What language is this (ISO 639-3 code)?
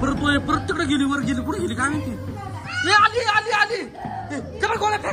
ara